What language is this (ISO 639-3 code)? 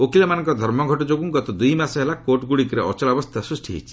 ori